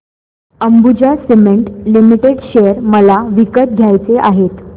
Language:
Marathi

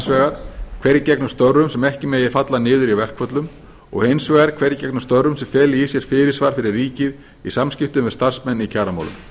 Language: Icelandic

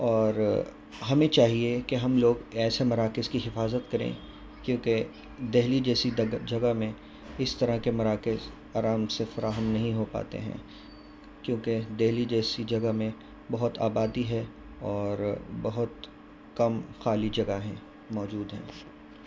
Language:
Urdu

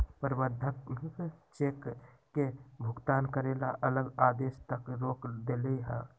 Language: Magahi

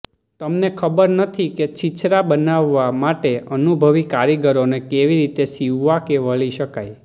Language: Gujarati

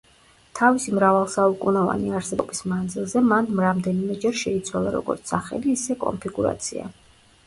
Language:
Georgian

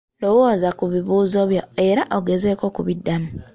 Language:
Ganda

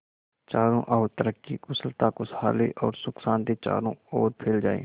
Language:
Hindi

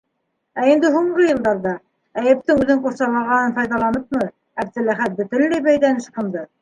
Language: Bashkir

